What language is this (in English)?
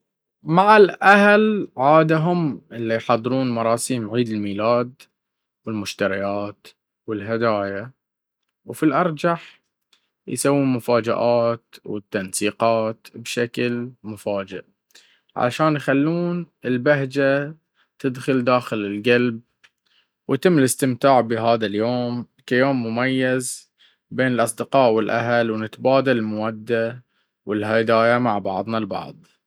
Baharna Arabic